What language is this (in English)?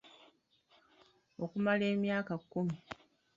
Ganda